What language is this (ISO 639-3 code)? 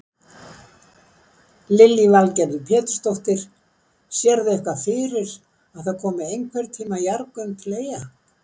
isl